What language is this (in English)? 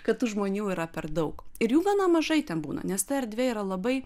Lithuanian